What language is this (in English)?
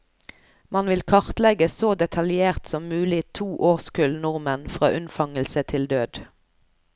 Norwegian